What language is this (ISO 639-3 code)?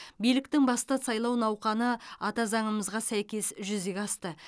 kaz